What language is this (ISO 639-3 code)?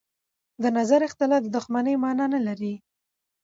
pus